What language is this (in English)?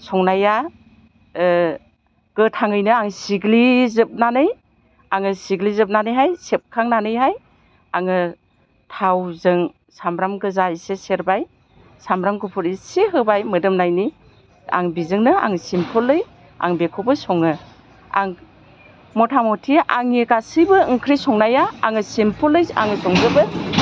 Bodo